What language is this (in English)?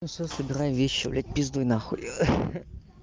Russian